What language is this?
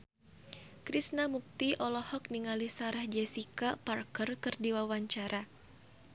Sundanese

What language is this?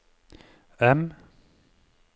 Norwegian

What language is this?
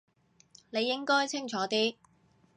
Cantonese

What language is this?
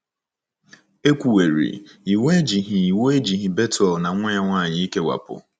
Igbo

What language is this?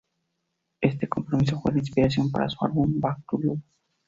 Spanish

